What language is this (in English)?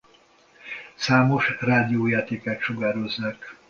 Hungarian